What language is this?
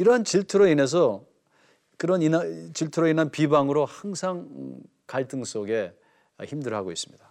Korean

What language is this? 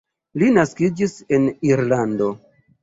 Esperanto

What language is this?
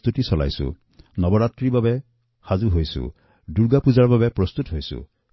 Assamese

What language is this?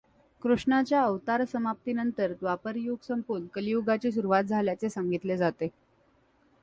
Marathi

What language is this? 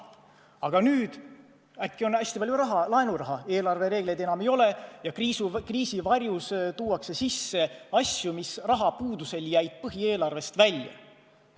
Estonian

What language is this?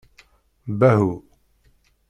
Kabyle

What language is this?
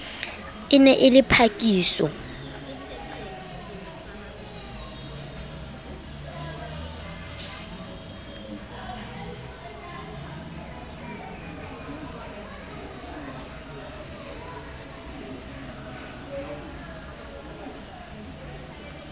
Southern Sotho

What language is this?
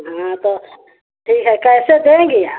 Hindi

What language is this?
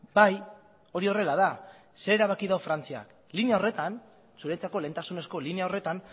Basque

